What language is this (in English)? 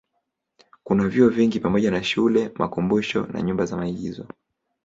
Swahili